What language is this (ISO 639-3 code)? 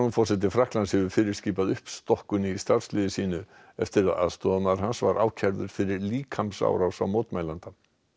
isl